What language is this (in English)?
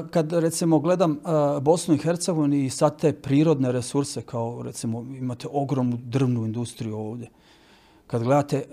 Croatian